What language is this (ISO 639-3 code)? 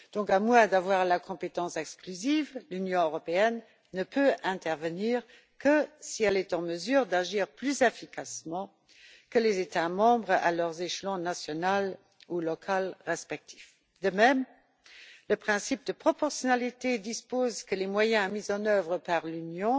fra